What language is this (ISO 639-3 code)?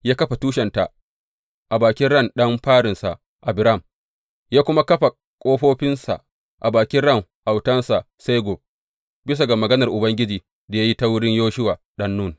hau